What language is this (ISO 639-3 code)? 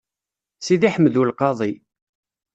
kab